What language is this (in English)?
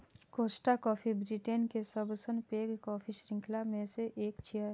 Maithili